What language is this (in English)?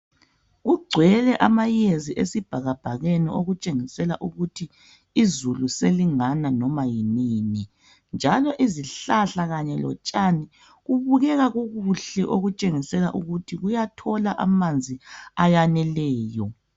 North Ndebele